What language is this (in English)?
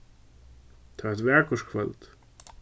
Faroese